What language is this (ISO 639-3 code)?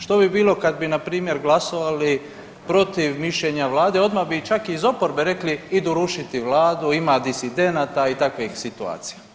hrv